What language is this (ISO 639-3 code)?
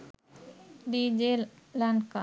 sin